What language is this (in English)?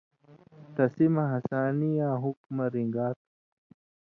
Indus Kohistani